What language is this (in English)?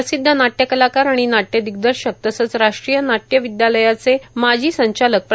Marathi